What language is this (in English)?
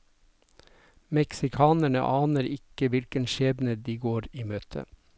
Norwegian